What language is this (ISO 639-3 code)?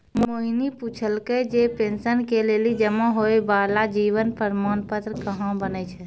mai